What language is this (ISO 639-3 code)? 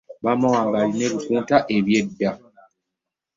lug